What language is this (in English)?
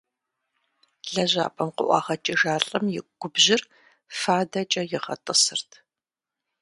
Kabardian